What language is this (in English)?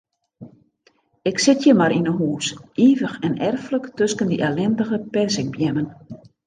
Western Frisian